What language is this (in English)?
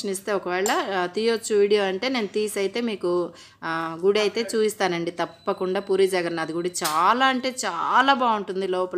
Arabic